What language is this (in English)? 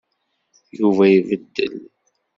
Kabyle